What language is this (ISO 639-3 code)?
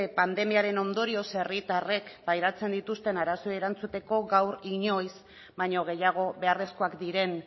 eus